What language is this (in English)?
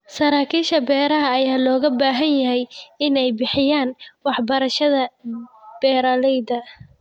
Somali